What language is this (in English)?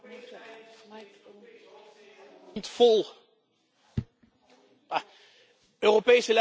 Dutch